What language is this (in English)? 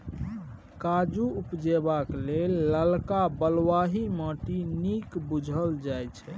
Maithili